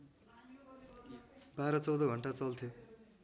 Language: Nepali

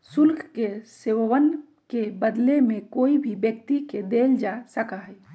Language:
Magahi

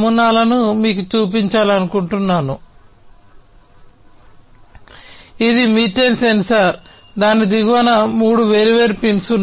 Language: Telugu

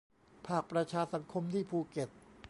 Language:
Thai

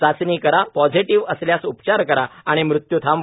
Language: Marathi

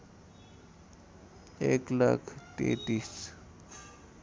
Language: Nepali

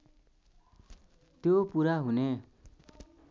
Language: Nepali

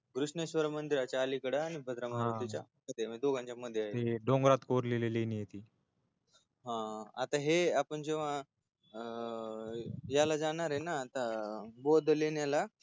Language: Marathi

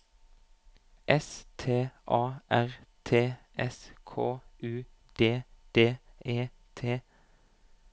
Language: Norwegian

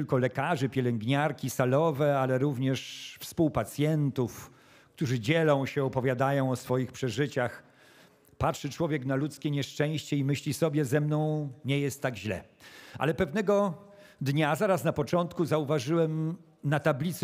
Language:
Polish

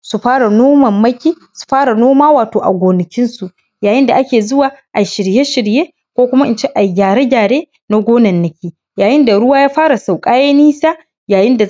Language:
Hausa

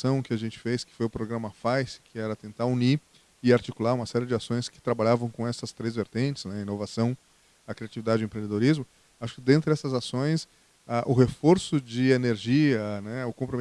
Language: Portuguese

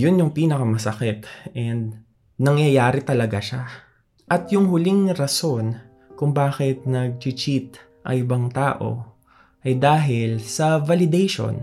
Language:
Filipino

